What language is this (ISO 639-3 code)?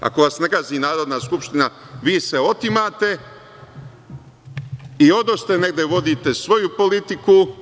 srp